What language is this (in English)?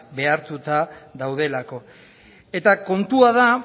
Basque